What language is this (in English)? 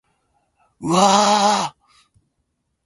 Japanese